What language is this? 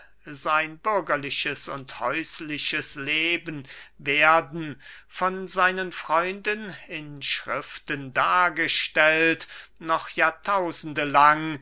German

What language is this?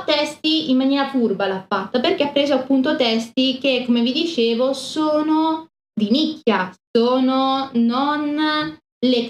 Italian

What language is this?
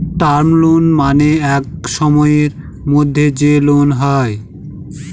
Bangla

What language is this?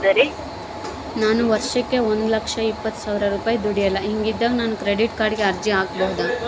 Kannada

